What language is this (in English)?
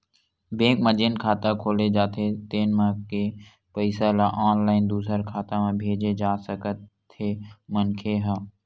Chhattisgarhi